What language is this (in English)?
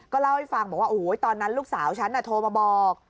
Thai